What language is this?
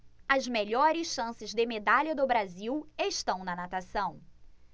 Portuguese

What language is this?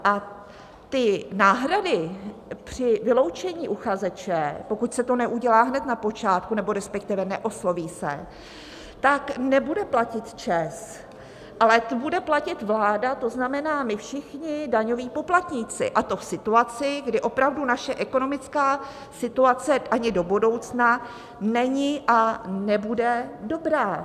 Czech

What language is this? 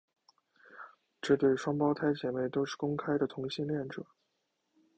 Chinese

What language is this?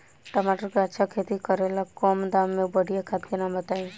Bhojpuri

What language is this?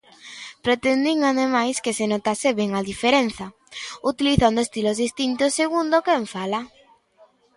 Galician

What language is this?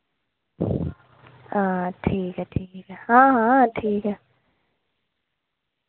Dogri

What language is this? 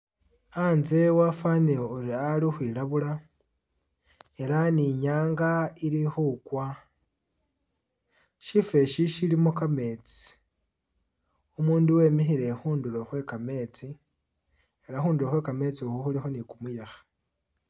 Masaaba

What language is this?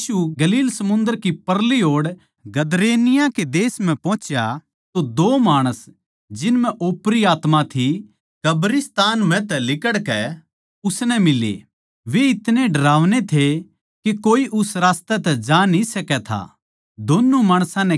Haryanvi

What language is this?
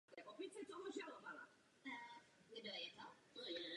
Czech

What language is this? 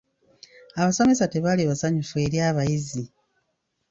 Ganda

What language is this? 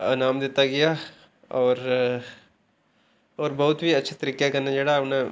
Dogri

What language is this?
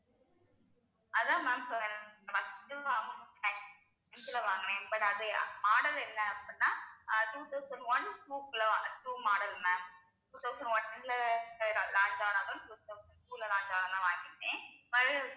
Tamil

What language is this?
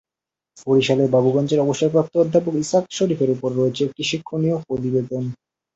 Bangla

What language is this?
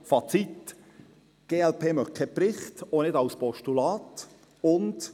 Swiss German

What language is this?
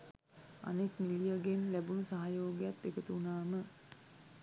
Sinhala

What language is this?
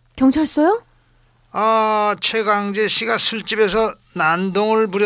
Korean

